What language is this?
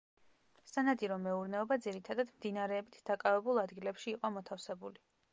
Georgian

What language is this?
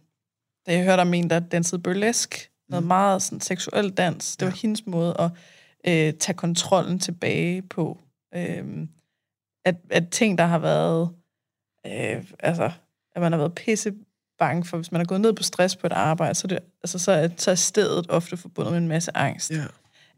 Danish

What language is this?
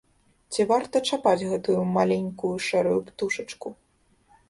Belarusian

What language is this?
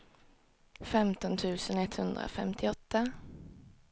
Swedish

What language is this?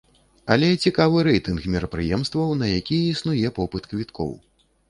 Belarusian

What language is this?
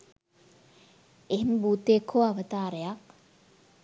Sinhala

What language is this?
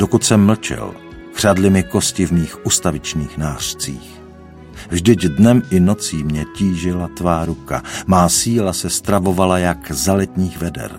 Czech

